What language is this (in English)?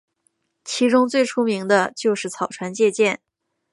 Chinese